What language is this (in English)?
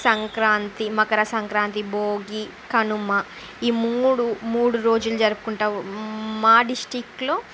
Telugu